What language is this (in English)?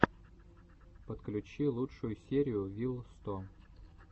Russian